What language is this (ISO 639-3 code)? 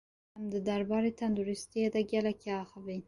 kur